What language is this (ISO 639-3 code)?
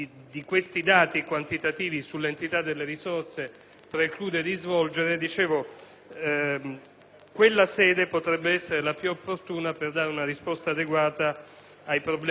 ita